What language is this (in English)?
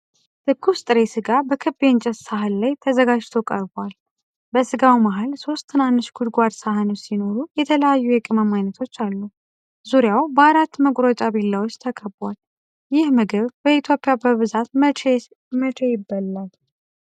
Amharic